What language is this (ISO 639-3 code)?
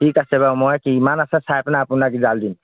asm